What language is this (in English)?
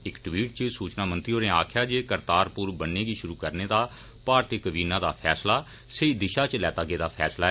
Dogri